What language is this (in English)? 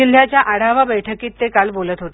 Marathi